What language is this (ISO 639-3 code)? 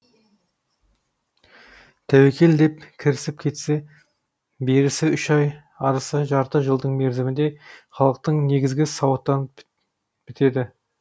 kaz